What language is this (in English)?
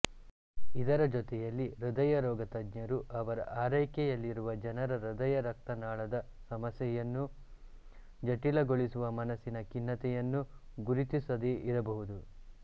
Kannada